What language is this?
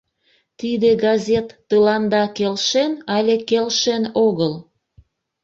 Mari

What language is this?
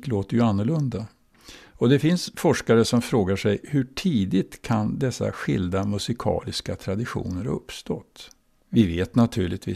Swedish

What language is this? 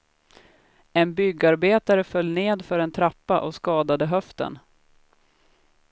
Swedish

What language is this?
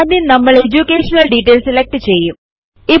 Malayalam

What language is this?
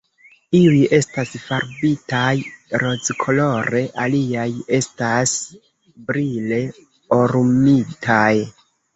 Esperanto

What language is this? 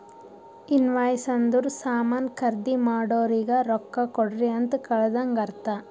Kannada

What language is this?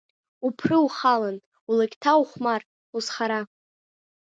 Abkhazian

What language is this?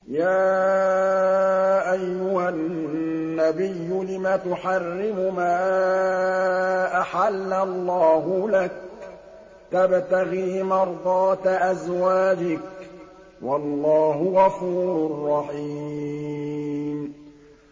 Arabic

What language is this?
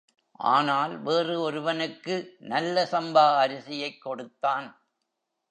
Tamil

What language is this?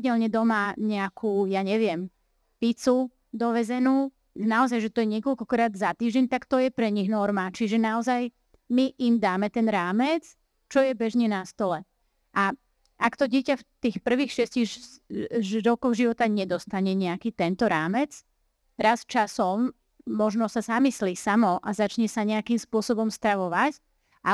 Slovak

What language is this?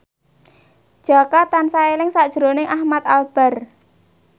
Javanese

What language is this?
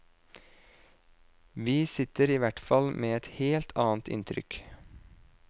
Norwegian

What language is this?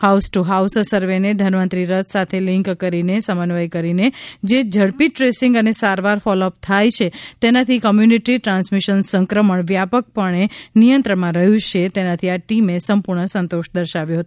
Gujarati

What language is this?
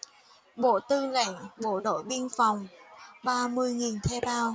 Vietnamese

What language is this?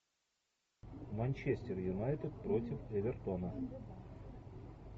Russian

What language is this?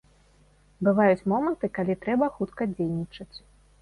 Belarusian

